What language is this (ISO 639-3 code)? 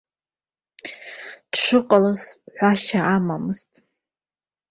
abk